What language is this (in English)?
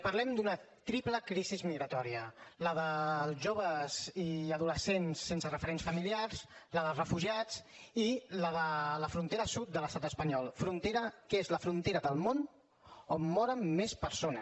Catalan